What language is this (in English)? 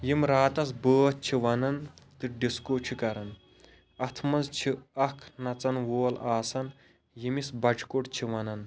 Kashmiri